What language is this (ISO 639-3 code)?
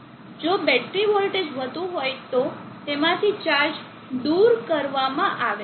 guj